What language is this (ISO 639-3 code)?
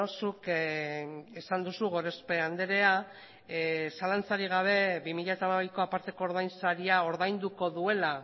eus